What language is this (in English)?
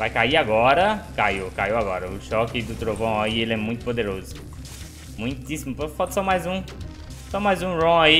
Portuguese